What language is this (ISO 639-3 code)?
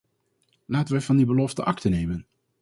nld